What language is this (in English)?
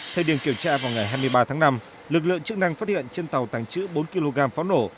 Vietnamese